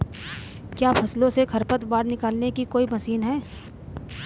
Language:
Hindi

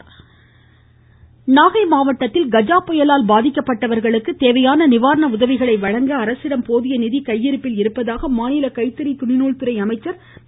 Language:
Tamil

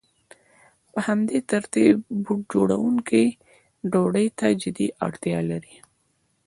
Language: Pashto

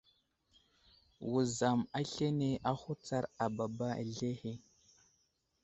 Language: Wuzlam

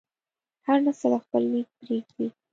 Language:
Pashto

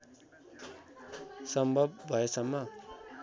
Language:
Nepali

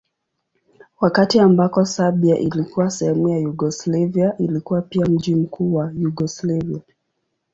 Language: Swahili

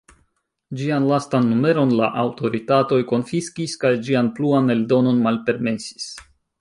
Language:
Esperanto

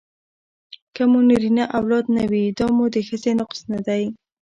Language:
Pashto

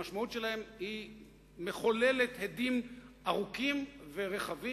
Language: Hebrew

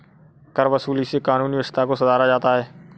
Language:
Hindi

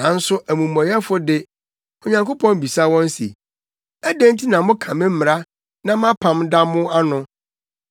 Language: Akan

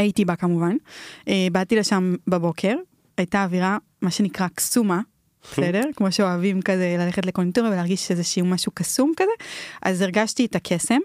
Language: Hebrew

